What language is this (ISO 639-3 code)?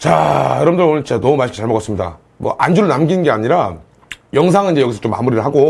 kor